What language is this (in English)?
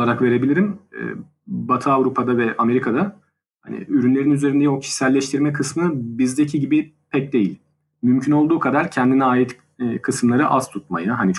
Turkish